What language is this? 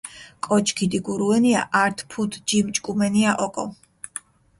Mingrelian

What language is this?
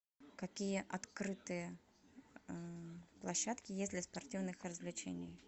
Russian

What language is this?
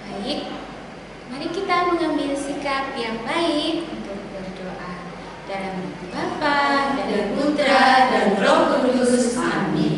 Indonesian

